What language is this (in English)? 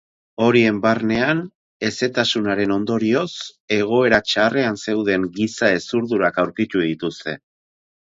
Basque